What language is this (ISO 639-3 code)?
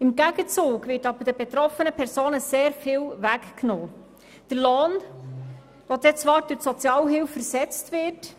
gsw